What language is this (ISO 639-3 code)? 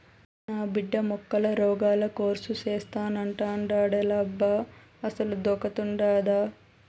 tel